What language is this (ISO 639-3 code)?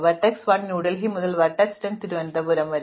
mal